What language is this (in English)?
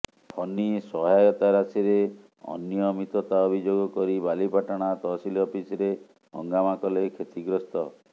Odia